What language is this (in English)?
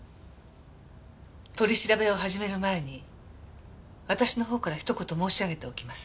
Japanese